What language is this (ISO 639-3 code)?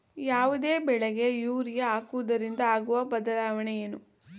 kan